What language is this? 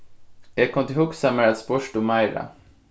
Faroese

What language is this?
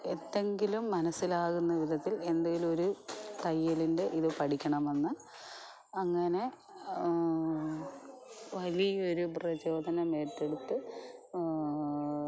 Malayalam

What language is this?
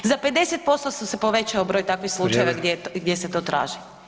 Croatian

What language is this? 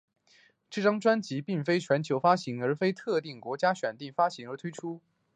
Chinese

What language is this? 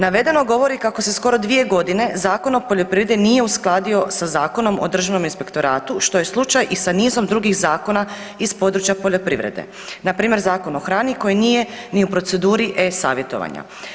Croatian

